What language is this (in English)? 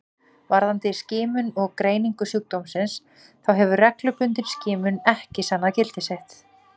Icelandic